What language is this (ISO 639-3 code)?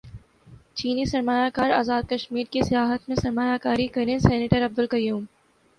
urd